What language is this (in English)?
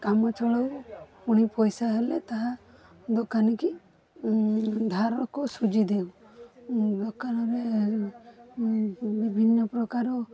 Odia